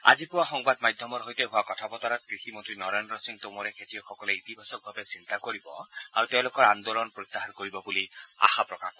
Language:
Assamese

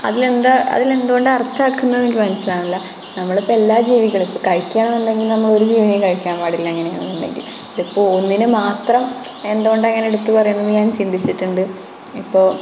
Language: Malayalam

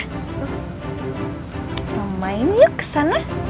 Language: Indonesian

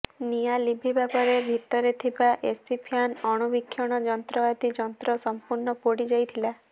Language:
Odia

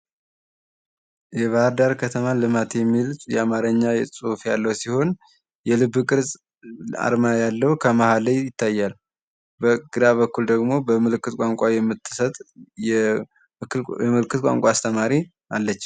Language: Amharic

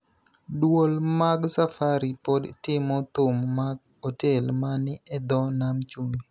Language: Luo (Kenya and Tanzania)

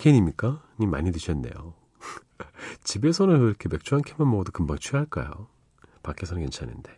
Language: Korean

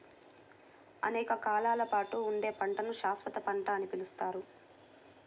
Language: Telugu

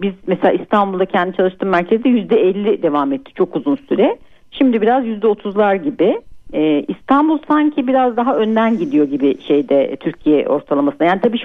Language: Turkish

